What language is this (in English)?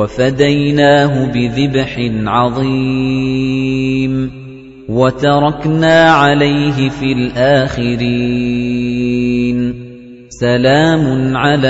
Arabic